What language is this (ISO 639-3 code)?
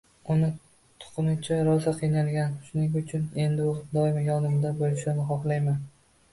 uzb